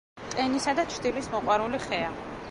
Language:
Georgian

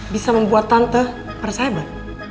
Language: Indonesian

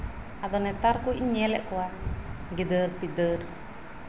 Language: Santali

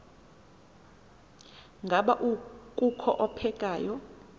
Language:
Xhosa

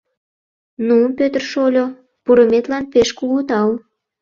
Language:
Mari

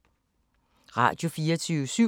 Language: Danish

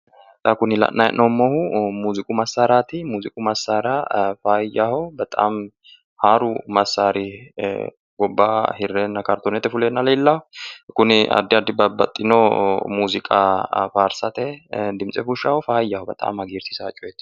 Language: Sidamo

